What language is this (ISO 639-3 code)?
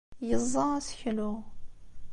kab